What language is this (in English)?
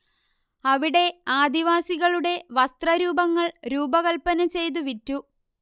Malayalam